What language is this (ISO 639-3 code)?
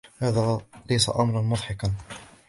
ara